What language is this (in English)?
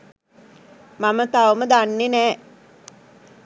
Sinhala